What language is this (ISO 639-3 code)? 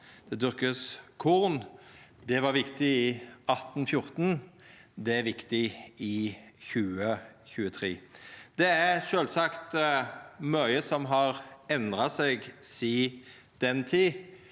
nor